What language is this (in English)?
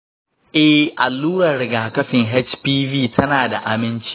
Hausa